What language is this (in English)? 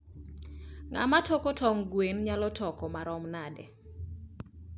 Luo (Kenya and Tanzania)